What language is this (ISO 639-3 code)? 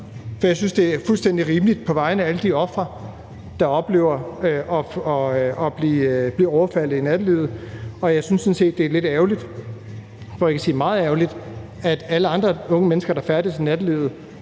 dan